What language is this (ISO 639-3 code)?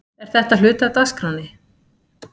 isl